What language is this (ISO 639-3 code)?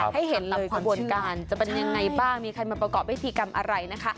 tha